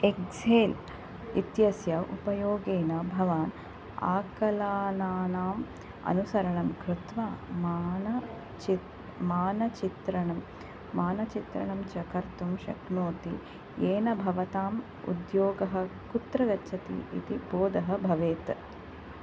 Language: Sanskrit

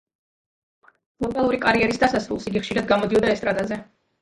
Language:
Georgian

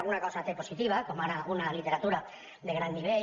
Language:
Catalan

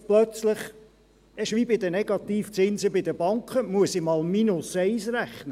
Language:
Swiss German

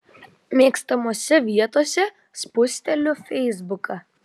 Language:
Lithuanian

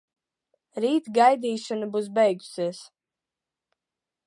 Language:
Latvian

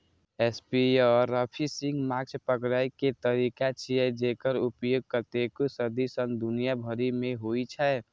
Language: Maithili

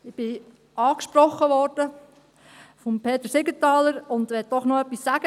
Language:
Swiss German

